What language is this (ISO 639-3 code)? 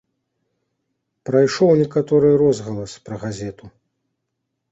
bel